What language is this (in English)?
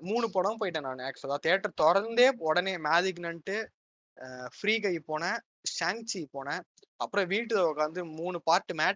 Tamil